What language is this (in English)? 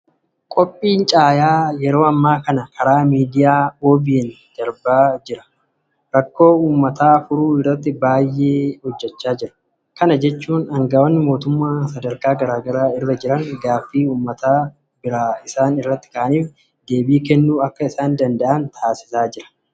Oromo